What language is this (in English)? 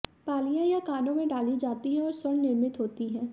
Hindi